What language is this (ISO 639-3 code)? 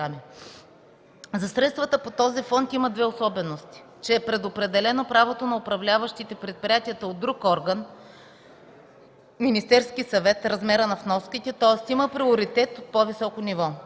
bul